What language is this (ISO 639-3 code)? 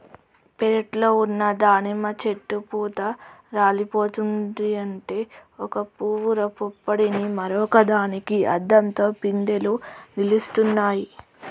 tel